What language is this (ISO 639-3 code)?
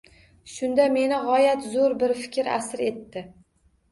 uzb